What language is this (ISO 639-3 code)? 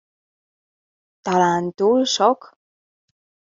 hun